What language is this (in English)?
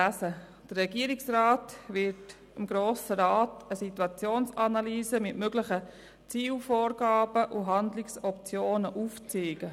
Swiss German